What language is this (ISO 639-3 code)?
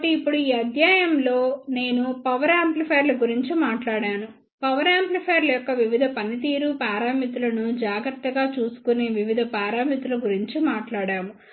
tel